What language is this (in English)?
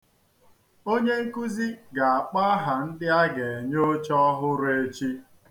Igbo